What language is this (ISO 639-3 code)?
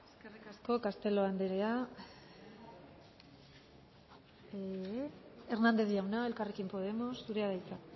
eus